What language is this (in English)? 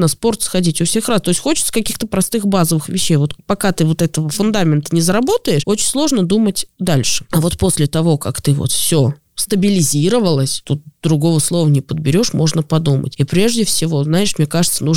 Russian